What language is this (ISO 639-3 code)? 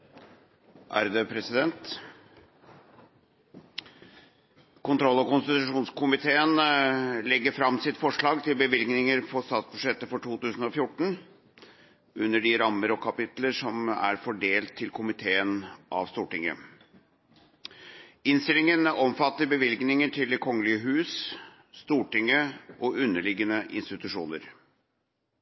nob